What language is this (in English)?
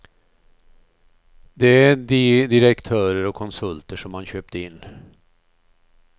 Swedish